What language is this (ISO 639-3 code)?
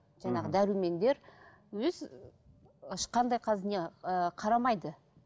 kaz